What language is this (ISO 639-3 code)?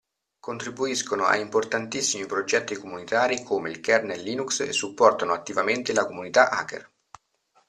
ita